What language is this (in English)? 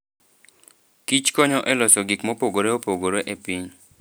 Luo (Kenya and Tanzania)